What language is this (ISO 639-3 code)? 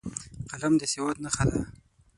pus